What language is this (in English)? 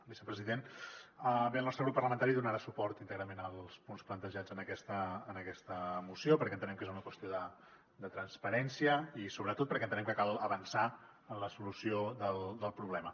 Catalan